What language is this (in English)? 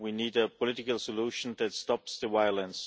English